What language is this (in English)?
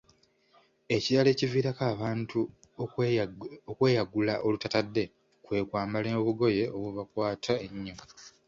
Ganda